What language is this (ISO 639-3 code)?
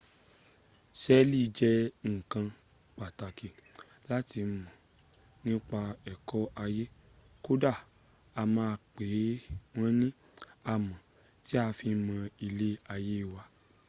yor